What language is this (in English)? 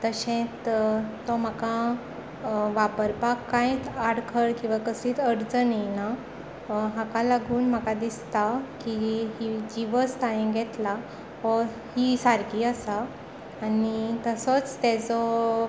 Konkani